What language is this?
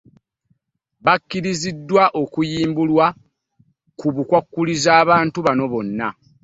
Ganda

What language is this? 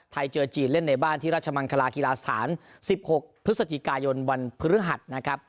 Thai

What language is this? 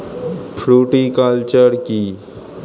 Bangla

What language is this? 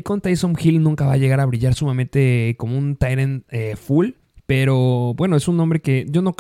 Spanish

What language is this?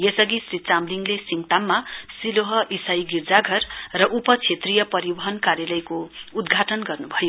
Nepali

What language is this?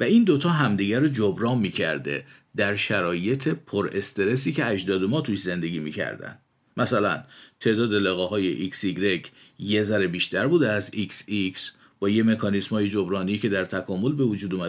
Persian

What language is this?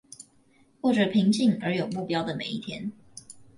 Chinese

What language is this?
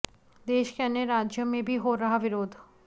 Hindi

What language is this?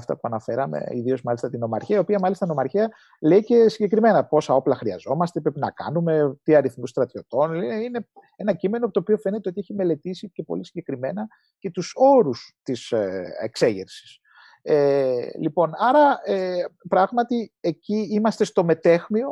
Greek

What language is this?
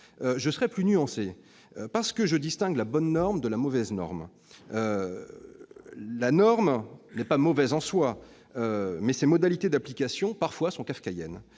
French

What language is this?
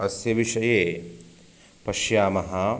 Sanskrit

